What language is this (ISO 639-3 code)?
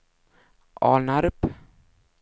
swe